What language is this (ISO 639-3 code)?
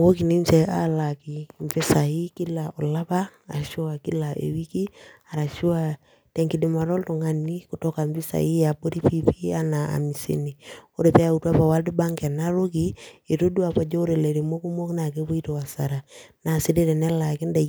mas